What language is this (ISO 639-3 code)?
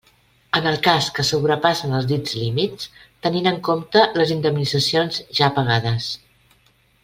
cat